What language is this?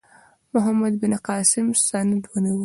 Pashto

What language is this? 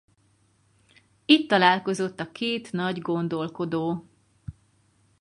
Hungarian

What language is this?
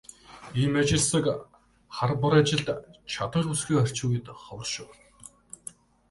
Mongolian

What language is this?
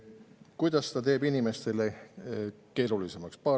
Estonian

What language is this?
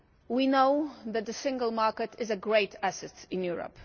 English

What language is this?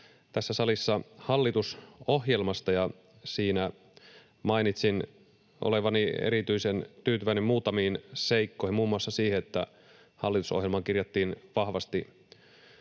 Finnish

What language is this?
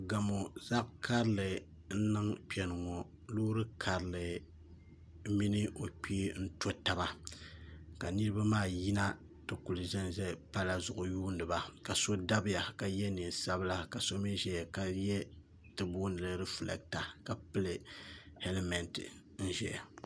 Dagbani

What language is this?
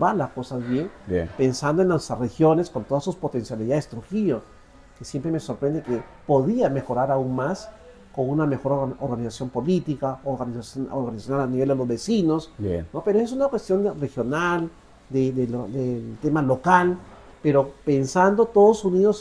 Spanish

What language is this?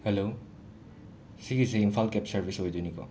Manipuri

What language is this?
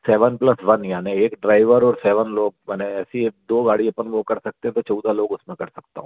Hindi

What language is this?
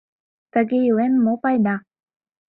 Mari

